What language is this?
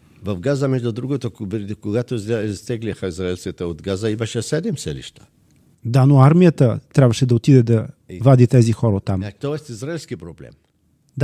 Bulgarian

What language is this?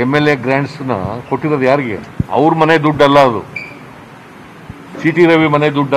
Hindi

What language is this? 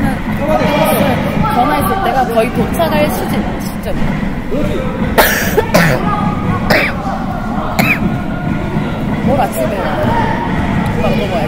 Korean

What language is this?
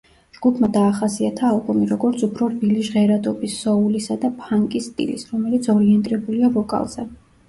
Georgian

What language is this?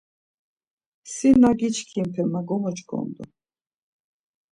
Laz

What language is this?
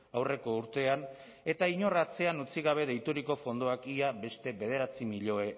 Basque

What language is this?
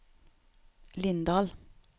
Norwegian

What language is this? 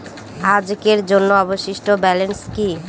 Bangla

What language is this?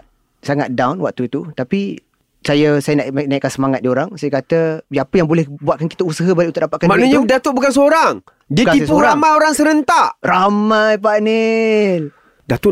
Malay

